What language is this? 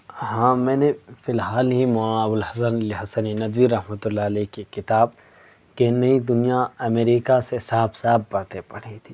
Urdu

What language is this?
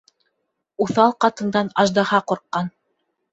Bashkir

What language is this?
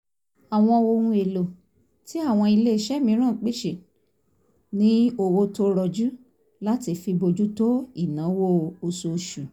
Yoruba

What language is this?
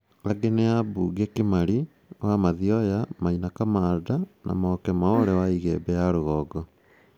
Kikuyu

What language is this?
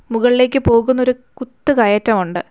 Malayalam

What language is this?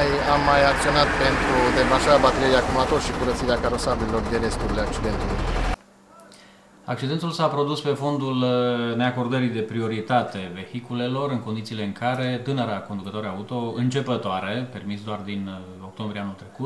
Romanian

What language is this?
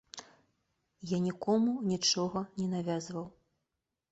Belarusian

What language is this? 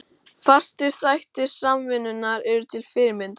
Icelandic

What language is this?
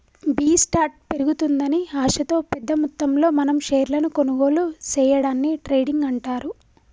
Telugu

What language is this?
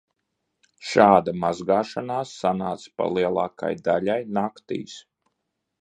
Latvian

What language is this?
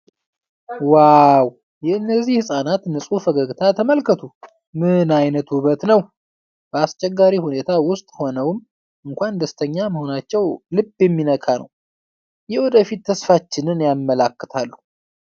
Amharic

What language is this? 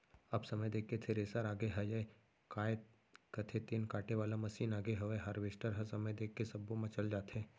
Chhattisgarhi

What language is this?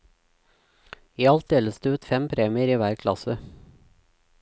Norwegian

